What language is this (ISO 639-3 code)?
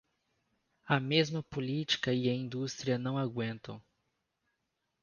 por